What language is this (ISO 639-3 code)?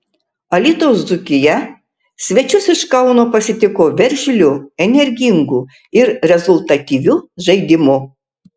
lit